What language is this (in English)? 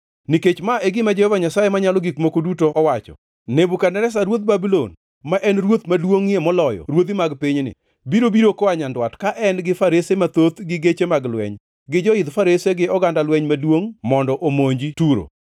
Luo (Kenya and Tanzania)